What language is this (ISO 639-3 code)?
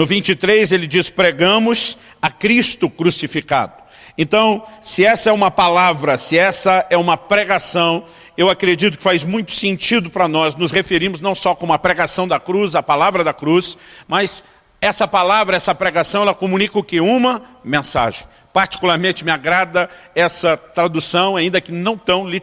por